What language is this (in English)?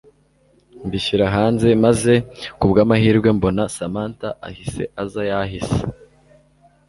Kinyarwanda